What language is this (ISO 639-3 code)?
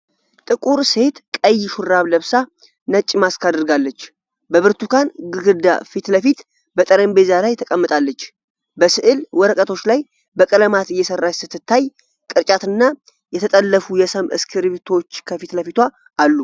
amh